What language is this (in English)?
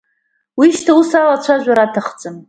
Abkhazian